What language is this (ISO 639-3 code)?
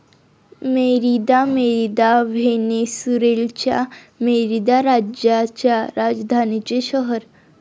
mar